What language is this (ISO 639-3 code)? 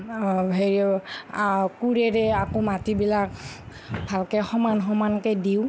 asm